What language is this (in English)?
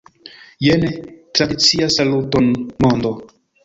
Esperanto